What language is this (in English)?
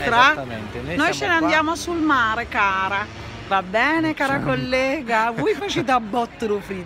Italian